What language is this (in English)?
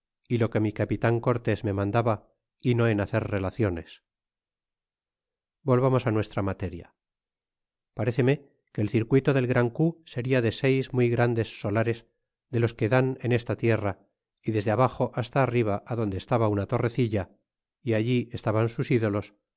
Spanish